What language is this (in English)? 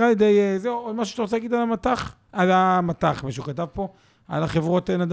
Hebrew